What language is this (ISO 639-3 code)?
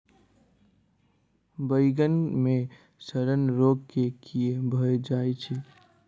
mai